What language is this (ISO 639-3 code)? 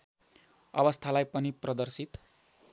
nep